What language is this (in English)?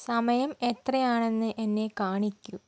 Malayalam